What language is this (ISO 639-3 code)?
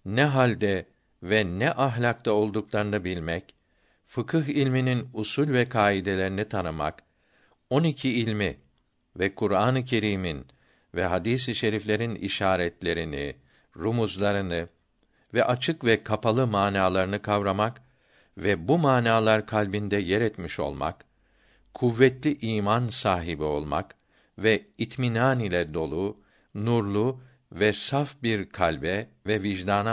tur